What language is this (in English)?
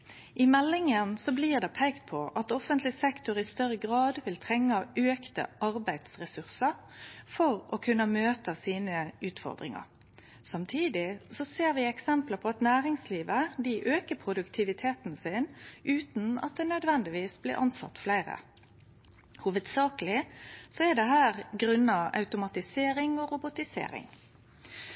Norwegian Nynorsk